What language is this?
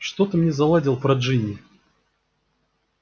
Russian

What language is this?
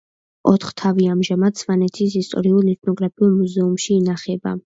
Georgian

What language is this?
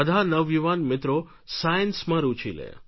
Gujarati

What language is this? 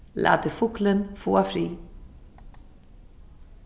Faroese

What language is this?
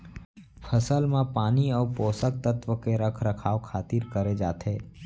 Chhattisgarhi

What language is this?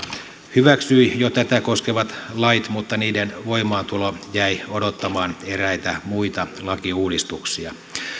Finnish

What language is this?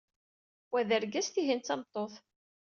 Kabyle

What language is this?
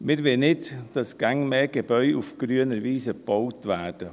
Swiss German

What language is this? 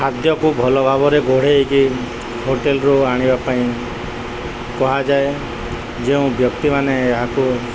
Odia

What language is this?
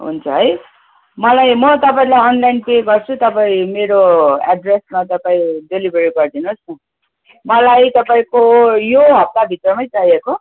Nepali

